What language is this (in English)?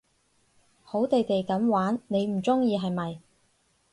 Cantonese